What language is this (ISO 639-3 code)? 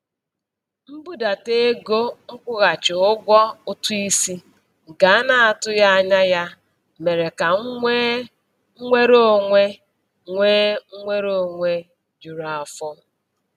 ibo